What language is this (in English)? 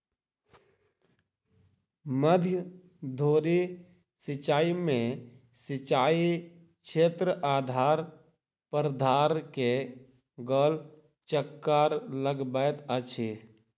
Maithili